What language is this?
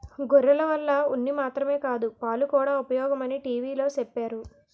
Telugu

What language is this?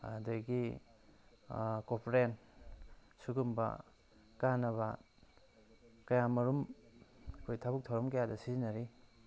Manipuri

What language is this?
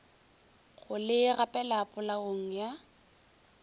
Northern Sotho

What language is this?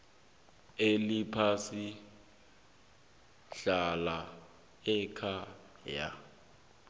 South Ndebele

